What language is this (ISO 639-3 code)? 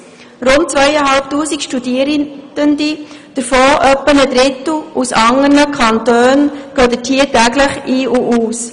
gsw